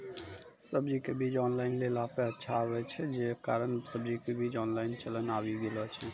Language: Maithili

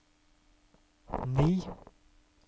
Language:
Norwegian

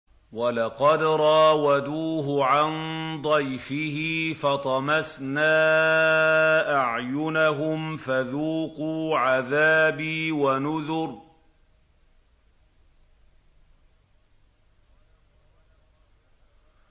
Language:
Arabic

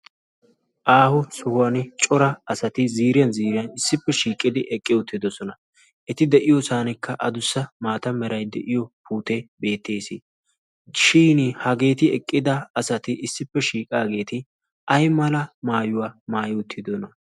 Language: Wolaytta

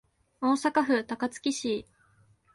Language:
Japanese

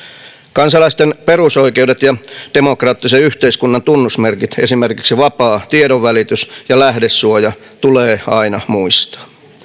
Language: Finnish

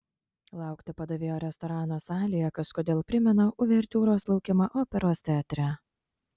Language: Lithuanian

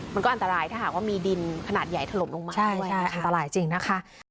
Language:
Thai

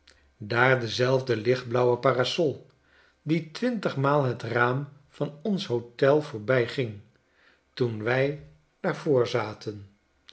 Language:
Dutch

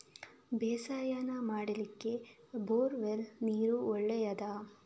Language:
Kannada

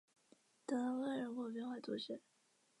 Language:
Chinese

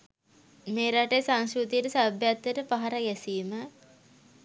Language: Sinhala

